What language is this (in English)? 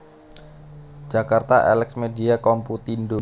Javanese